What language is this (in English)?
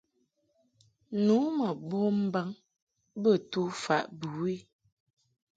Mungaka